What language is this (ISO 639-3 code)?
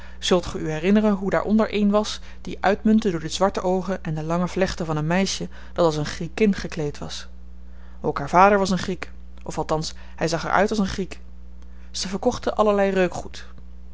nld